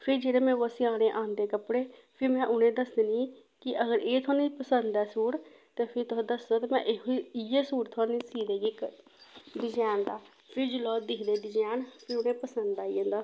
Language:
Dogri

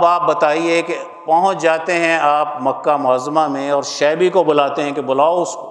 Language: Urdu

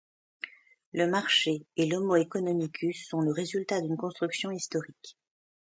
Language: French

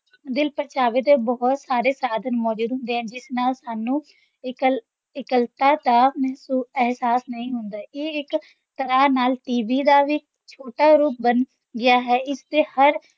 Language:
Punjabi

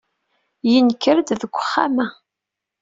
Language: Kabyle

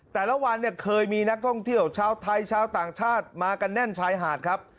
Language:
Thai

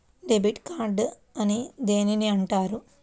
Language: Telugu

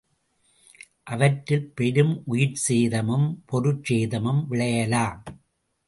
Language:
Tamil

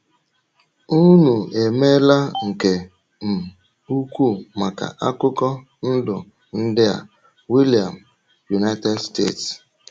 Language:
Igbo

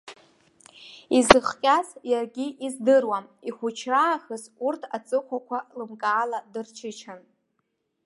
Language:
Abkhazian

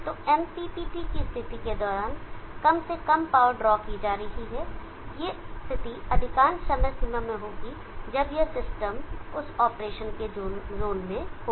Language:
Hindi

